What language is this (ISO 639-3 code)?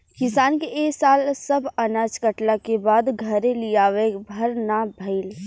bho